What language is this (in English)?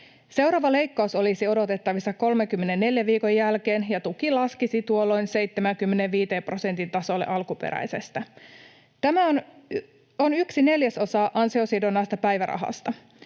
Finnish